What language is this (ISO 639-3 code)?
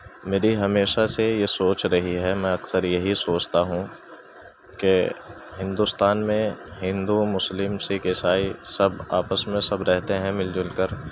urd